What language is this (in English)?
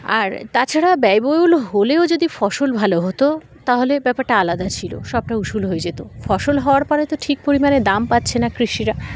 Bangla